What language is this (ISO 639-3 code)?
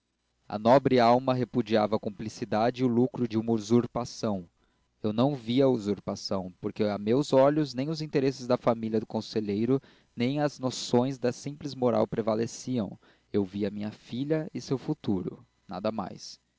por